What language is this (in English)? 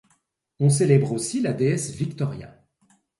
French